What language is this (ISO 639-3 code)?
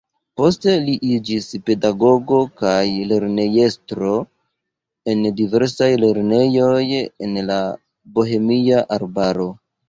epo